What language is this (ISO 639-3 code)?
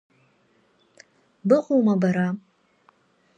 abk